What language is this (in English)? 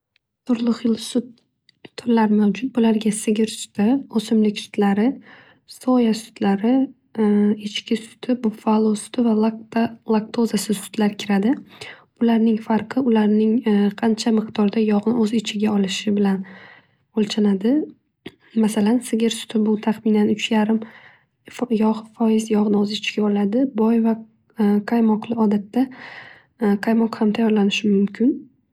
Uzbek